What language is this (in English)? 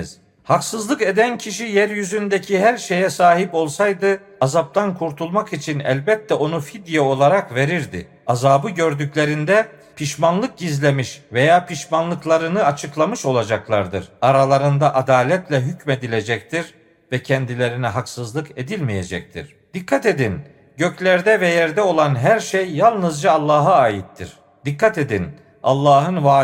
Turkish